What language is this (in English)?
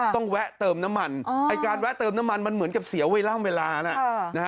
Thai